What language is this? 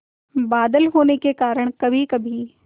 Hindi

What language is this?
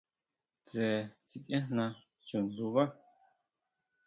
Huautla Mazatec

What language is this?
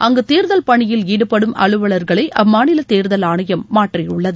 Tamil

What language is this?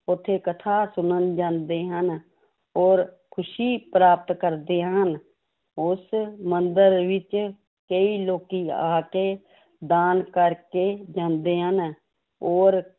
Punjabi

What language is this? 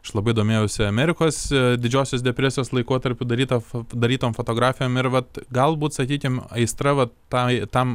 Lithuanian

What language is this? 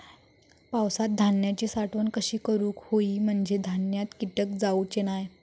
Marathi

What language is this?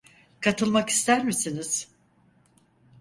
Turkish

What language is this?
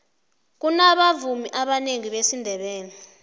South Ndebele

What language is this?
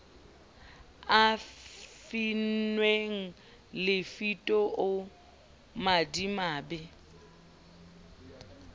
Southern Sotho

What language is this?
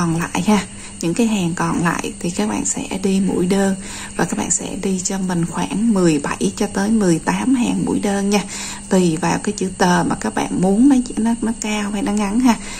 Vietnamese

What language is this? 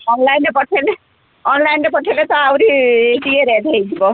Odia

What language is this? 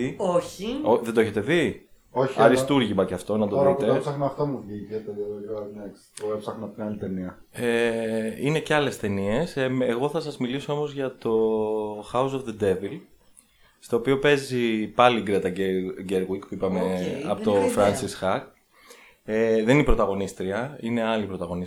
Greek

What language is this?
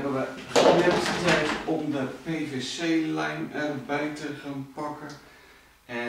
Dutch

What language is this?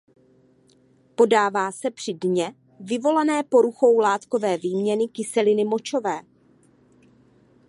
Czech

